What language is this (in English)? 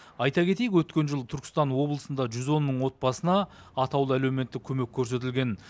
Kazakh